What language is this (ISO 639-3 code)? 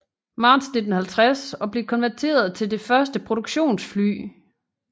dan